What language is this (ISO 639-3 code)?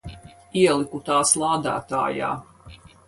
lav